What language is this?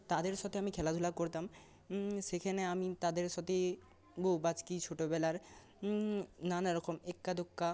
Bangla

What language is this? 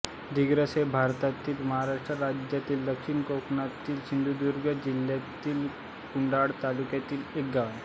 Marathi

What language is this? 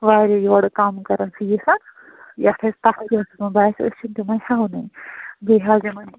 Kashmiri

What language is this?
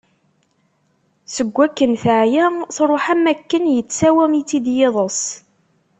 Kabyle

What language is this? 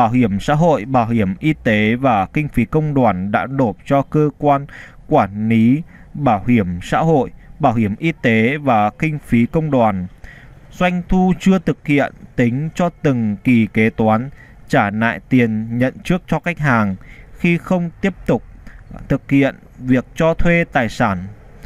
Vietnamese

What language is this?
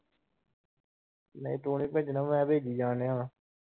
Punjabi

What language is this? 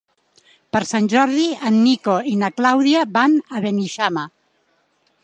Catalan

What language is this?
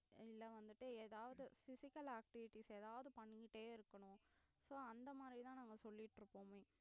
Tamil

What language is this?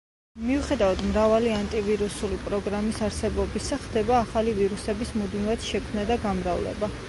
Georgian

